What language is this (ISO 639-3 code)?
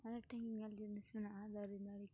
sat